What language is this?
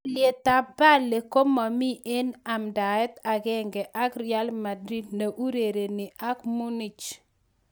Kalenjin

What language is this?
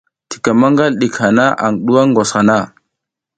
South Giziga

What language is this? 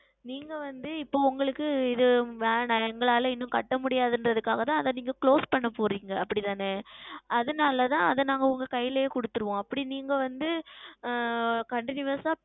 Tamil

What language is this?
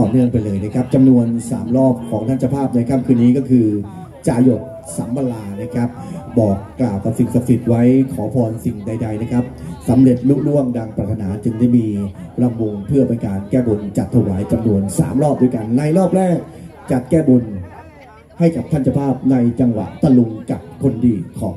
Thai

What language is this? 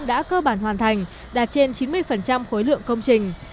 Vietnamese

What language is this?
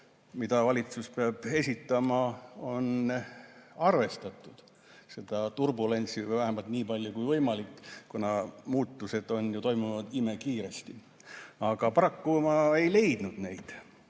Estonian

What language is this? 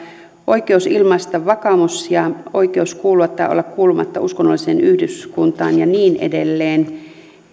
Finnish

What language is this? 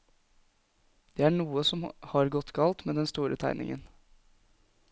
Norwegian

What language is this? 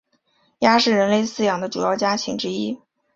Chinese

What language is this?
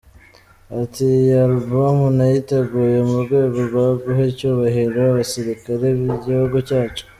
Kinyarwanda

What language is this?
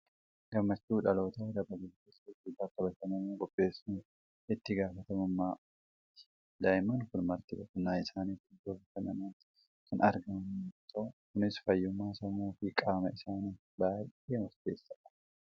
Oromo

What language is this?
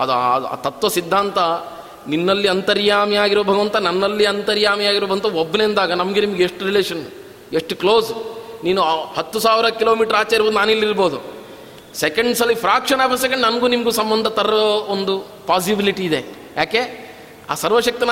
Kannada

